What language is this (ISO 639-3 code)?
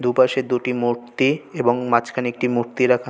ben